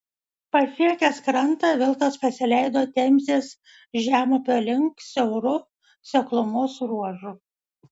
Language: Lithuanian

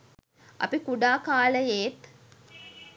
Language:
Sinhala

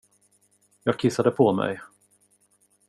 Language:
Swedish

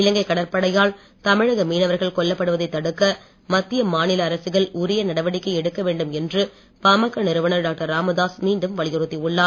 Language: Tamil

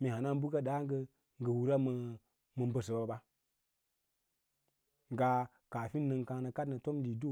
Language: Lala-Roba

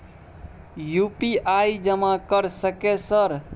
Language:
Maithili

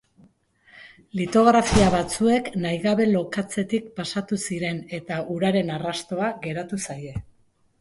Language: Basque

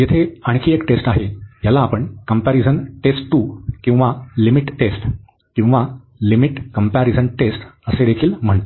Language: Marathi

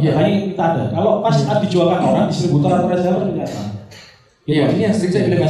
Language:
Indonesian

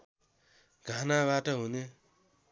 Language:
Nepali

